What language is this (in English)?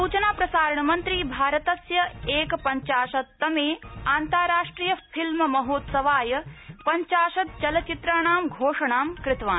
Sanskrit